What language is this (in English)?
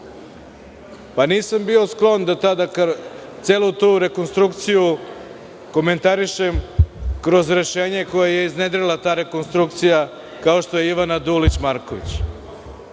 Serbian